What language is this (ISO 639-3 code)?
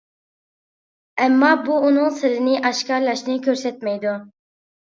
uig